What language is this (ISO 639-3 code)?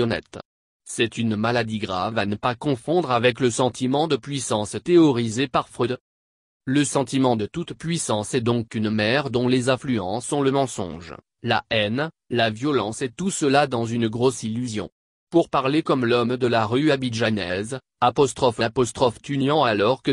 fra